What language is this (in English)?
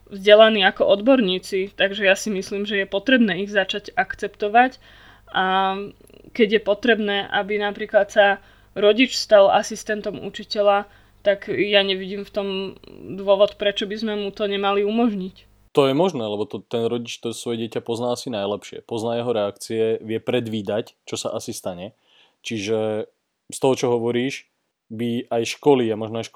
Slovak